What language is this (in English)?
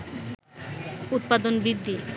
Bangla